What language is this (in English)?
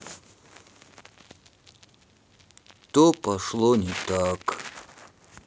Russian